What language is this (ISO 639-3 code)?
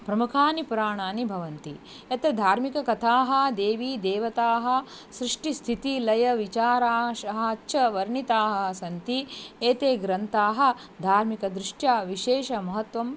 san